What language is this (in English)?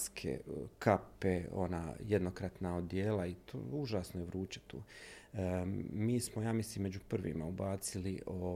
Croatian